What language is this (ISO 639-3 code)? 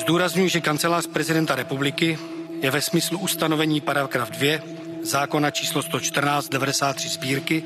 ces